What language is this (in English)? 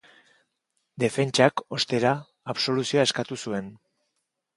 Basque